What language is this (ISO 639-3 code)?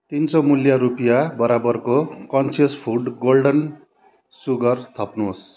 nep